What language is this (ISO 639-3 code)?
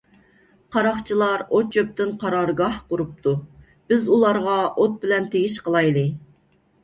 uig